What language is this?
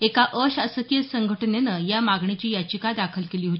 Marathi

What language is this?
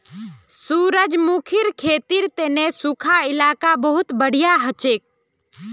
Magahi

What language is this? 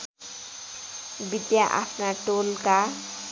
Nepali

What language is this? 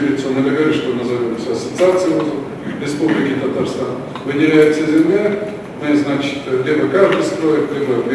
Russian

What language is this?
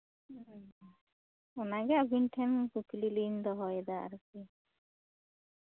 Santali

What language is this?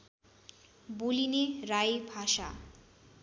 Nepali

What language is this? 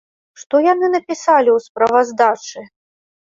Belarusian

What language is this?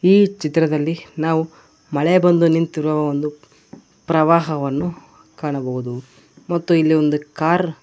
Kannada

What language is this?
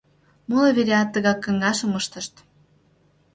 Mari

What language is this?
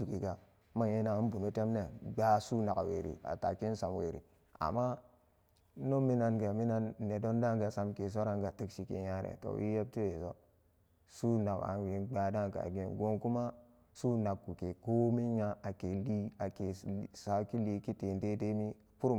Samba Daka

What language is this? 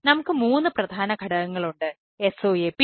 Malayalam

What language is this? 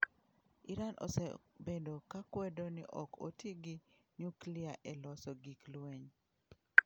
Luo (Kenya and Tanzania)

